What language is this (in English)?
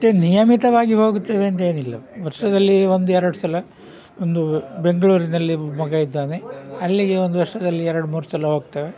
Kannada